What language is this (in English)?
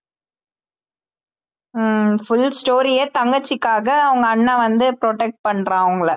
Tamil